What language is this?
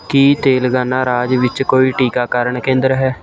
Punjabi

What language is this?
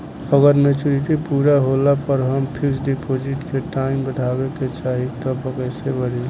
Bhojpuri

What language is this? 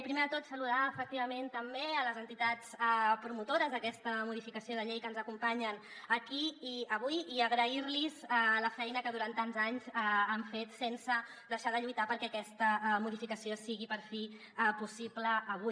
Catalan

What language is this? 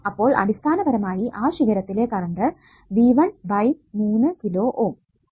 Malayalam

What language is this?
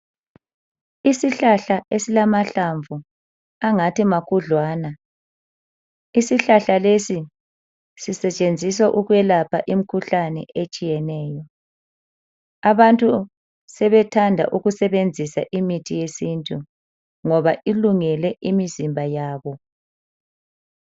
North Ndebele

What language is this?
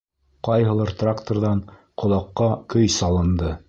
Bashkir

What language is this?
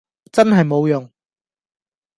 Cantonese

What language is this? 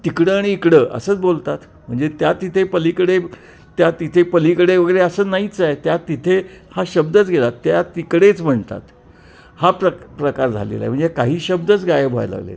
Marathi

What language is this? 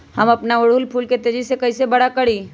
Magahi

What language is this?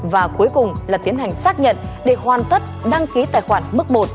Vietnamese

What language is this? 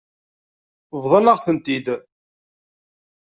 Kabyle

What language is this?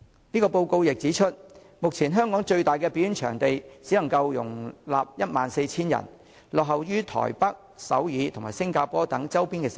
Cantonese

